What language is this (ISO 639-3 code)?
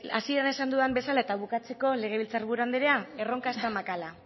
eus